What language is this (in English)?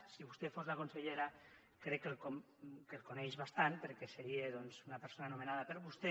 Catalan